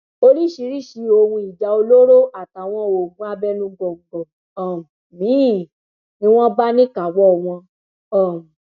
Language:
Yoruba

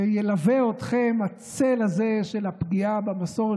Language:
Hebrew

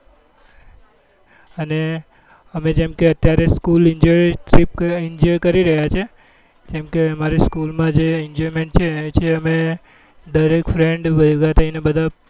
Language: Gujarati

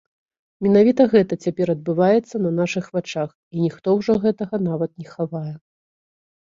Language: Belarusian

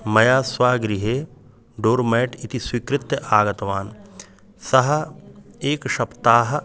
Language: Sanskrit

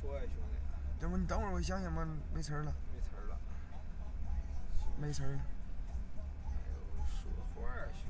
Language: Chinese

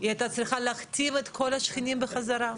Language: Hebrew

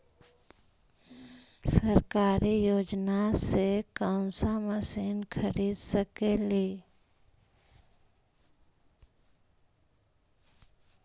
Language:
Magahi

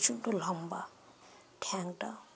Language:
Bangla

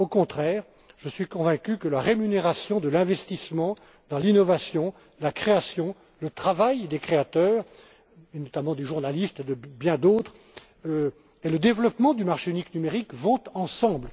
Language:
French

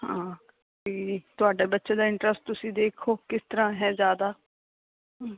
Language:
Punjabi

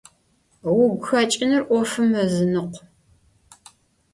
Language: Adyghe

